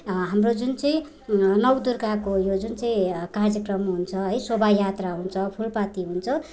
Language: Nepali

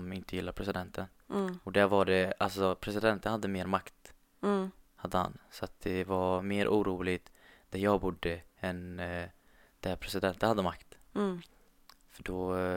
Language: Swedish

